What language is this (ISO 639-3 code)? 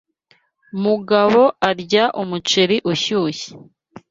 kin